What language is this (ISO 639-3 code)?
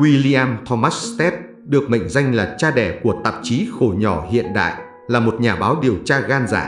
vie